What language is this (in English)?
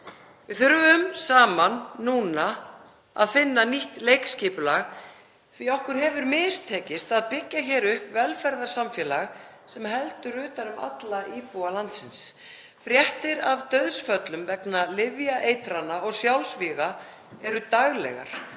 Icelandic